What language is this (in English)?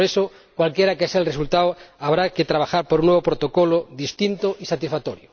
Spanish